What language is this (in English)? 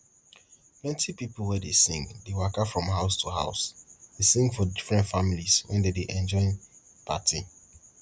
Nigerian Pidgin